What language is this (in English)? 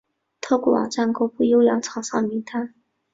Chinese